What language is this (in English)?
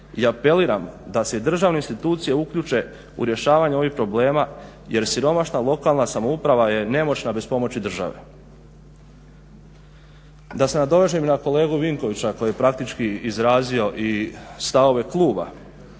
Croatian